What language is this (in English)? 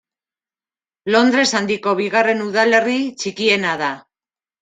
Basque